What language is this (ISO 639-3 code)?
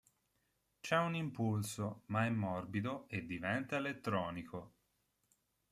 ita